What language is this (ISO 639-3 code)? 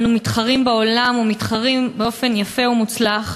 heb